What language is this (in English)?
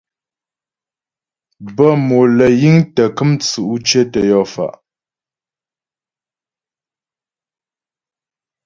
Ghomala